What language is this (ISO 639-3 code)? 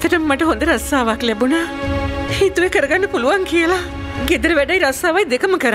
tha